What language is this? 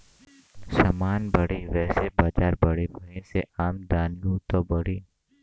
Bhojpuri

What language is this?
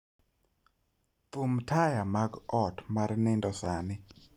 Luo (Kenya and Tanzania)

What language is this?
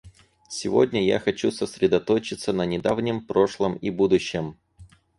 Russian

